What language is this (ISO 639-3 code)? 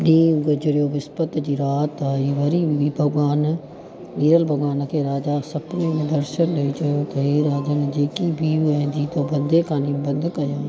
snd